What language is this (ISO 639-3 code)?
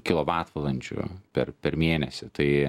lit